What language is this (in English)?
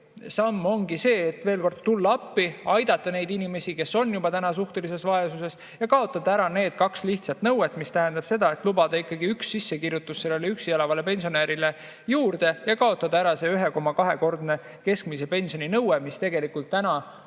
Estonian